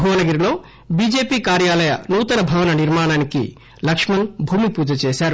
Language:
Telugu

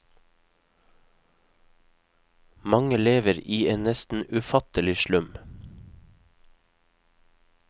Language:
Norwegian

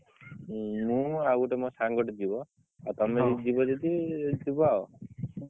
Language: Odia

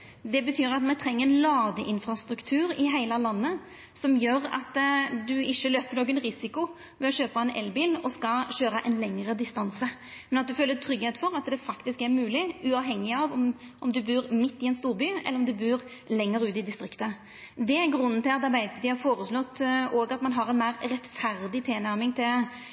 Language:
Norwegian Nynorsk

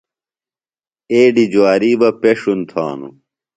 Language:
Phalura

